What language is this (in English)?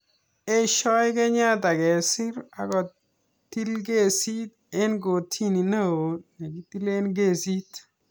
Kalenjin